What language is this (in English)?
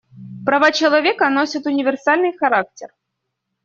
Russian